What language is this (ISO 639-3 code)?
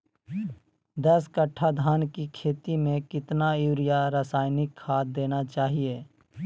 mag